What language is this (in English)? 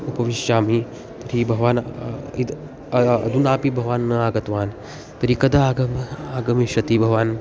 Sanskrit